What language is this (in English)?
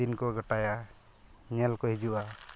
Santali